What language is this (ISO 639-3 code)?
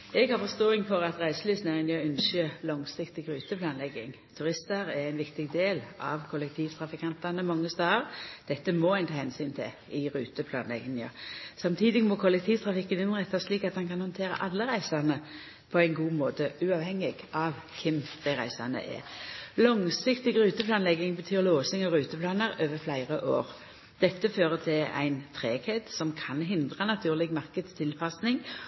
nor